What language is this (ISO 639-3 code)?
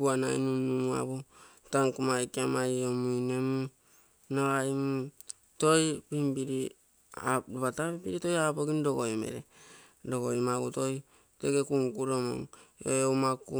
buo